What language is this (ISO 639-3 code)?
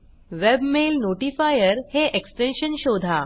mar